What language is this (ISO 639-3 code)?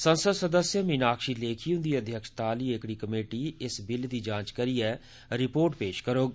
doi